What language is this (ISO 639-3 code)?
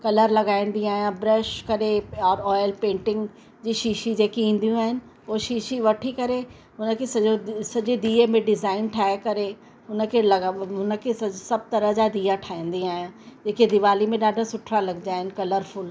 snd